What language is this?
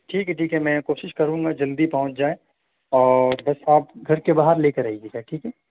Urdu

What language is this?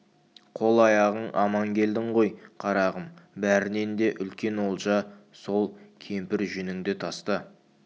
Kazakh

